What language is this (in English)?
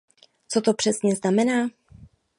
Czech